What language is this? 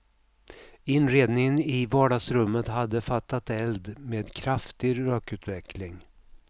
Swedish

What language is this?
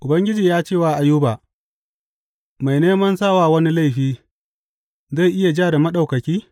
Hausa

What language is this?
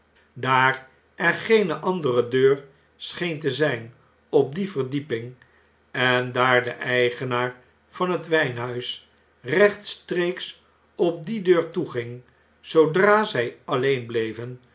Dutch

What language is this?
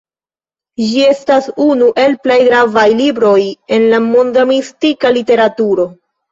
Esperanto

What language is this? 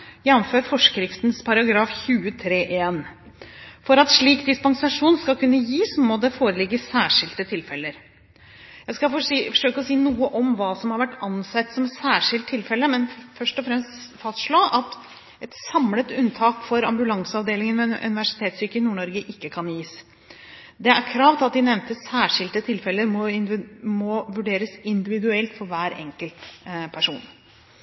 Norwegian Bokmål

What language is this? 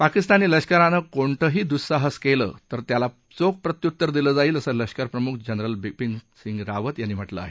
Marathi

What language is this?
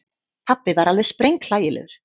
Icelandic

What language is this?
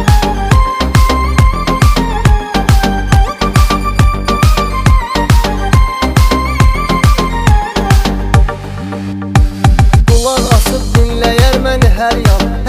Romanian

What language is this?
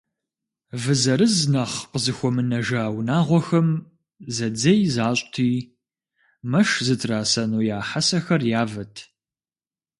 Kabardian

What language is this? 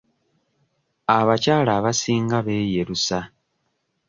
Ganda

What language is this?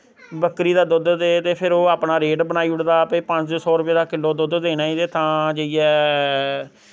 Dogri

